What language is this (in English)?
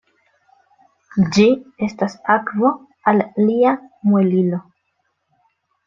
Esperanto